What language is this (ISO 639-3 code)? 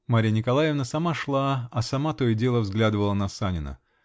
rus